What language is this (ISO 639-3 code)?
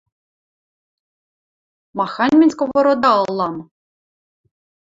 mrj